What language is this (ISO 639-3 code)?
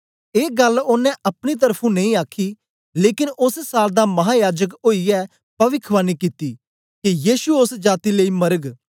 doi